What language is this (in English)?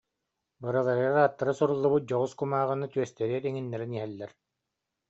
Yakut